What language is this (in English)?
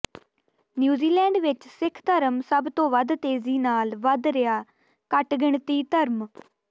Punjabi